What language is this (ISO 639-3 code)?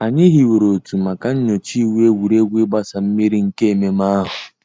ibo